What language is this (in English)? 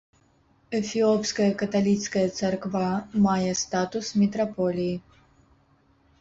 Belarusian